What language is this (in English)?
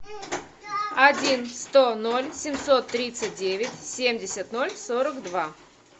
Russian